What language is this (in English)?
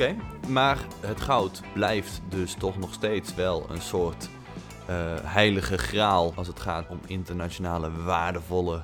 Dutch